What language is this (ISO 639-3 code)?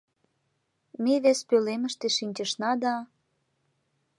chm